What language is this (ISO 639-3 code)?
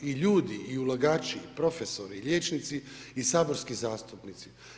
hrv